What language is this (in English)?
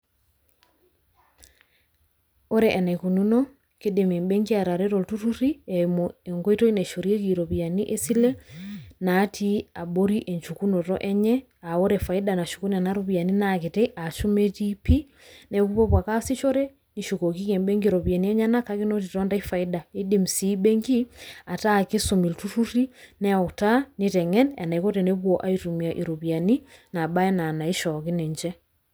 Masai